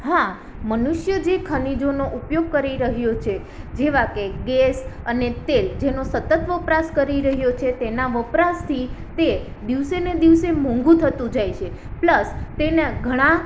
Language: Gujarati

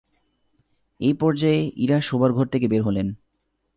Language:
Bangla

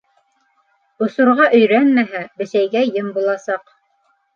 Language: Bashkir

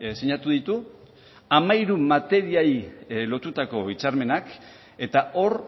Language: Basque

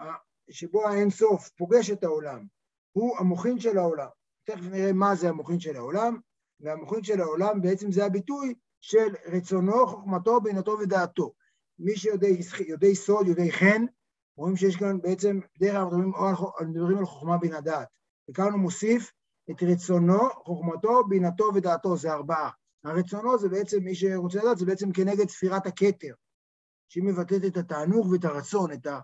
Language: Hebrew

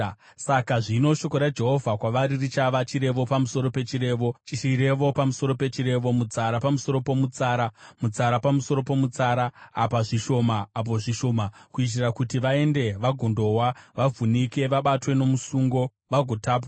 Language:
Shona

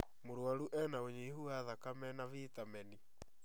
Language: Kikuyu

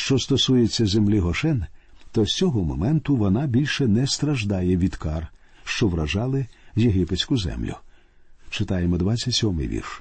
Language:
Ukrainian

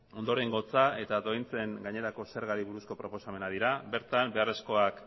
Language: Basque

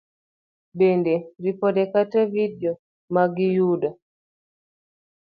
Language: Luo (Kenya and Tanzania)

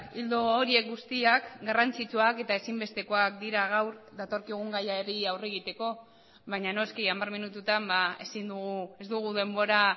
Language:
Basque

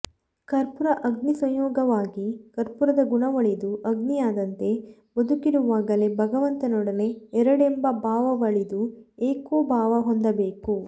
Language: Kannada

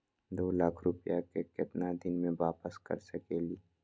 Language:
Magahi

